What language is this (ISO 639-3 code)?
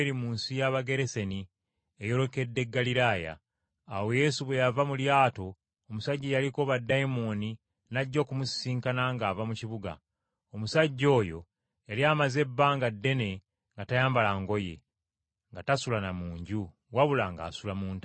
lug